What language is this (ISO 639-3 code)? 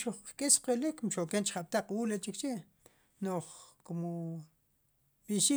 qum